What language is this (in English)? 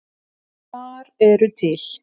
Icelandic